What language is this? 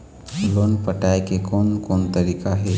Chhattisgarhi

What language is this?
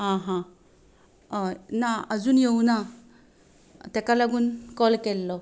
Konkani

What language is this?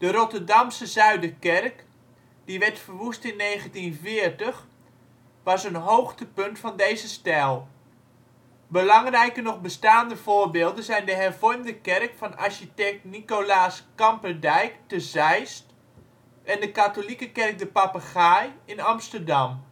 Dutch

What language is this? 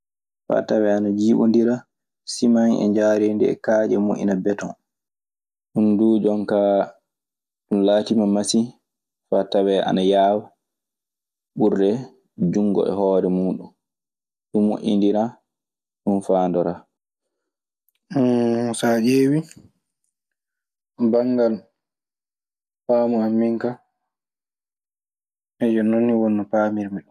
Maasina Fulfulde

